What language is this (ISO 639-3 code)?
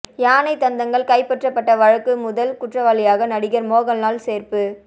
tam